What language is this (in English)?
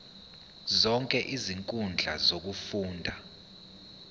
Zulu